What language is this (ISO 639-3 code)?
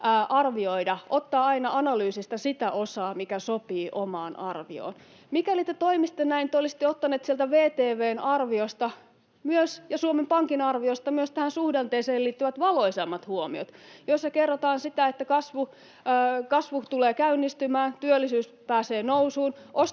fin